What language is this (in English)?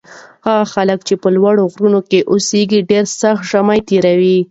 Pashto